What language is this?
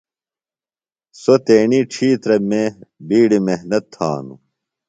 Phalura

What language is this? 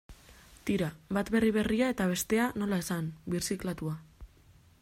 Basque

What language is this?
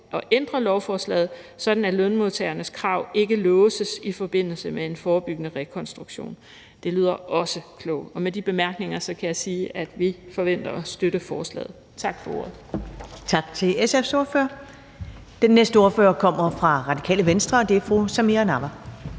Danish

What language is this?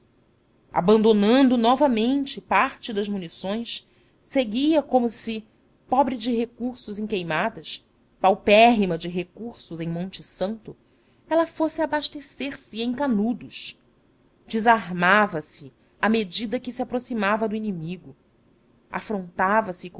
Portuguese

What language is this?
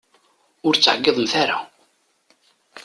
Kabyle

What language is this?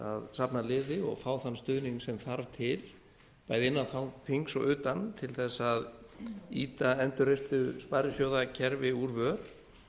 Icelandic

